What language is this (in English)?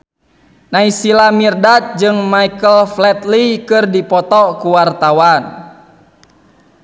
Sundanese